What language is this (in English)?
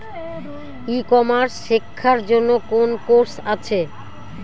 Bangla